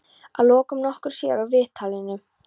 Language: Icelandic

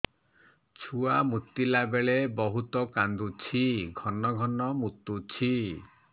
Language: Odia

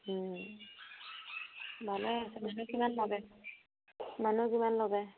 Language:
Assamese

